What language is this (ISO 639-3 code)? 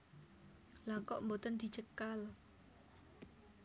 jav